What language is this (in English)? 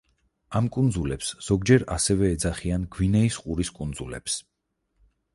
Georgian